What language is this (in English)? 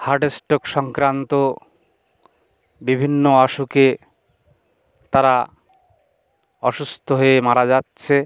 Bangla